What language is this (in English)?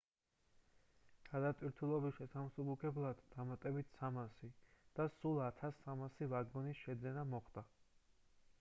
Georgian